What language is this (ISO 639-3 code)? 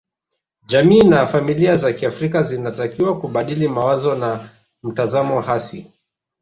swa